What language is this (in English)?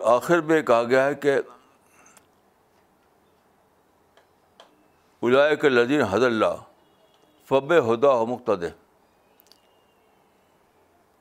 Urdu